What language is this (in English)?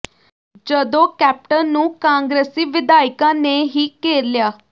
Punjabi